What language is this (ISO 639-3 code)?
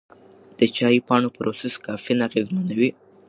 pus